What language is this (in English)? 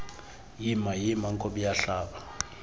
Xhosa